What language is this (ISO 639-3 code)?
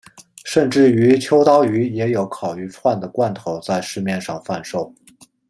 zho